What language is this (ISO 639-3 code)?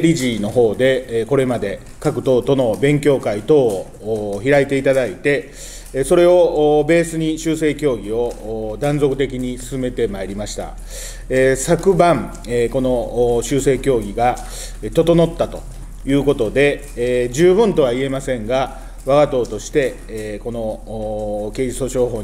jpn